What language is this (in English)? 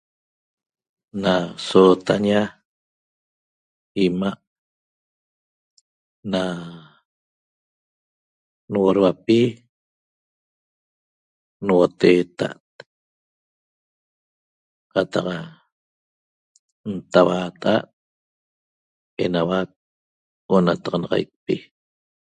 Toba